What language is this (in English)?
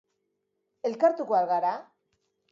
Basque